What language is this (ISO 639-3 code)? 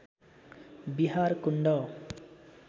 nep